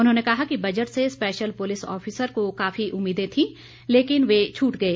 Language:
Hindi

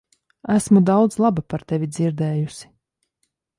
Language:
Latvian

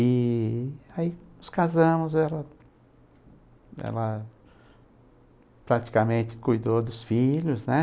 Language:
Portuguese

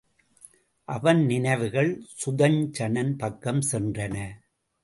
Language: Tamil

